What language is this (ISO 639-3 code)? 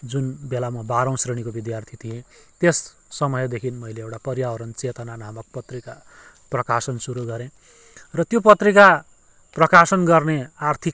nep